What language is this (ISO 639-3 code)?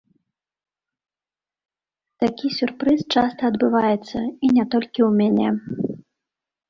bel